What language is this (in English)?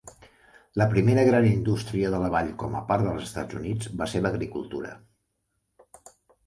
Catalan